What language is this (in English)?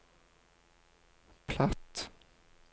Norwegian